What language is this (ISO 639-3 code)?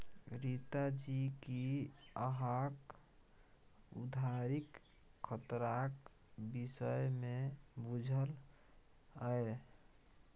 mai